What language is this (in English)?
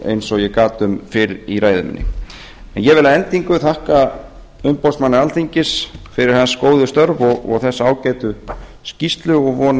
Icelandic